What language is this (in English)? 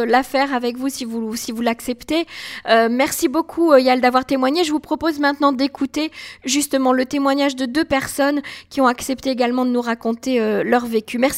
French